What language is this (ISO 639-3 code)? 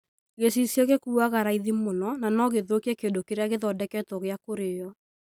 kik